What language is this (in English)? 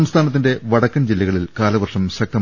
Malayalam